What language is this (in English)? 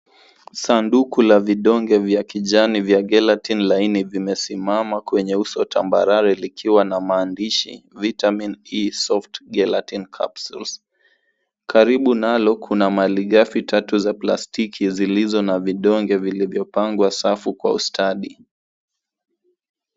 Swahili